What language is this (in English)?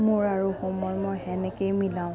Assamese